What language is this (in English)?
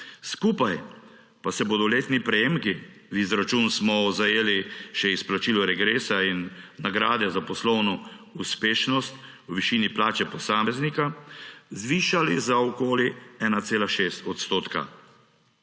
Slovenian